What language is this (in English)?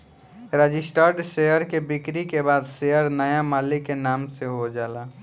Bhojpuri